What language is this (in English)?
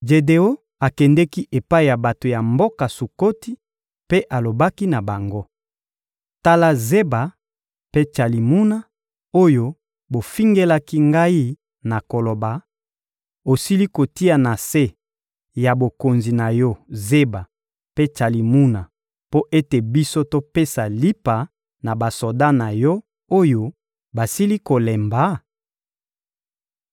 Lingala